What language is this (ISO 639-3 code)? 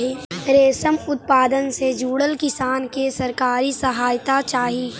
mag